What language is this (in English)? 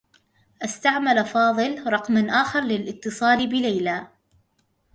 Arabic